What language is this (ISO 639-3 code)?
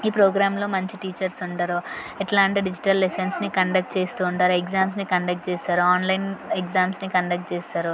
tel